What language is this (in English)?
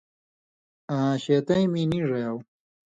Indus Kohistani